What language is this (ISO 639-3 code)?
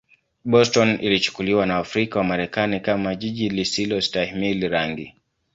swa